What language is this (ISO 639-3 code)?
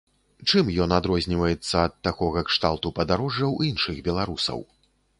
bel